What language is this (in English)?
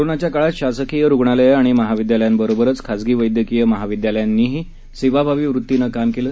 Marathi